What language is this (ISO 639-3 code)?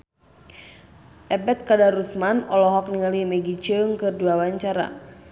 sun